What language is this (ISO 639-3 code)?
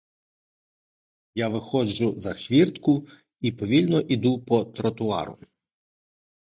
ukr